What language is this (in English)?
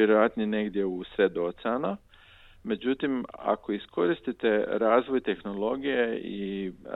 Croatian